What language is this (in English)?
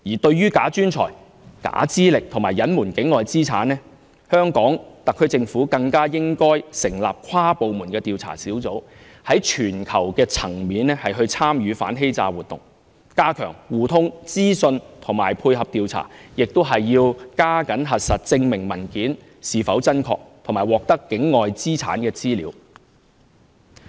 Cantonese